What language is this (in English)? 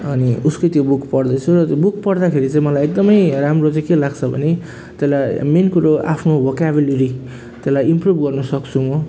Nepali